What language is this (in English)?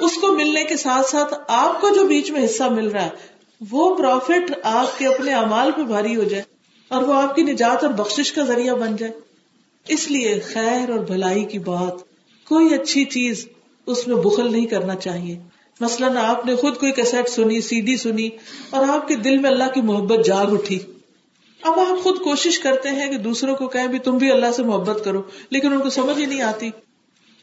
Urdu